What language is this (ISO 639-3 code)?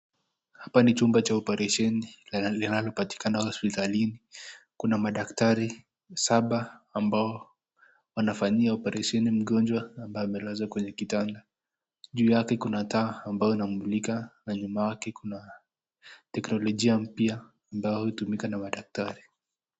swa